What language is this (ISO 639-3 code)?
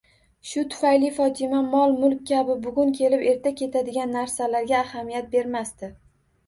uzb